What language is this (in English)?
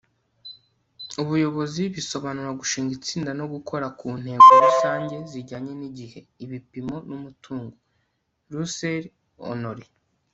Kinyarwanda